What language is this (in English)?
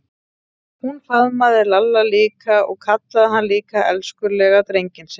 Icelandic